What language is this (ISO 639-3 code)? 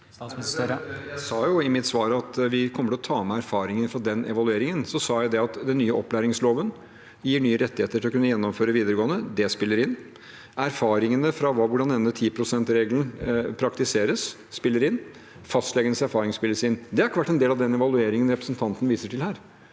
nor